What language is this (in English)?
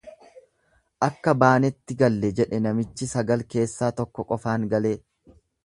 Oromo